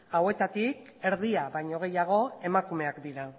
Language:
Basque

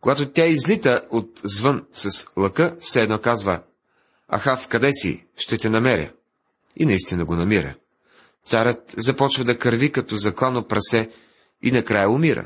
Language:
Bulgarian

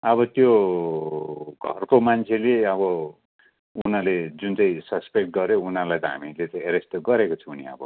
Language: Nepali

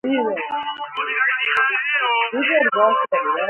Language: Georgian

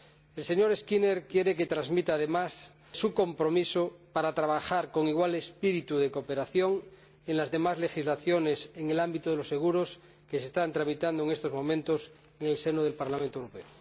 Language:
Spanish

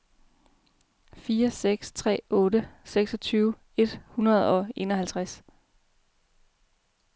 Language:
Danish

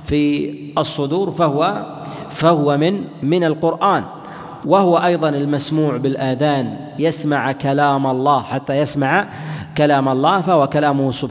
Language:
Arabic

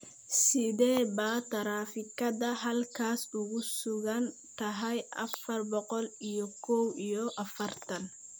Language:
Somali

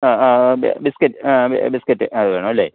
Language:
Malayalam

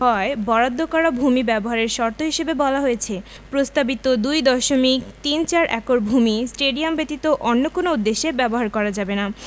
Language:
Bangla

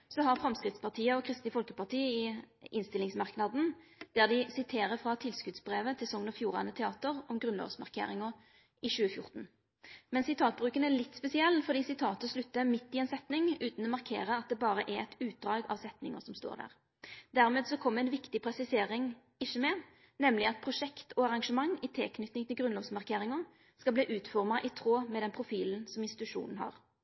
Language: Norwegian Nynorsk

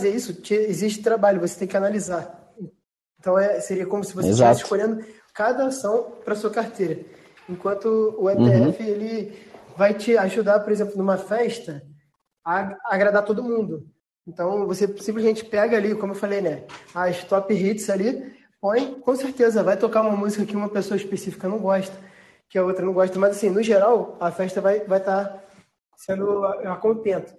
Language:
Portuguese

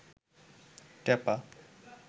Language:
Bangla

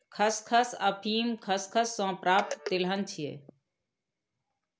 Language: Maithili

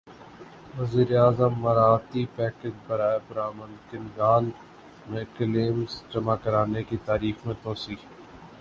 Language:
Urdu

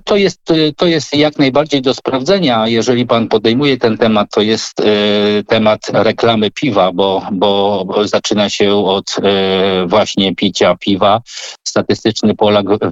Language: Polish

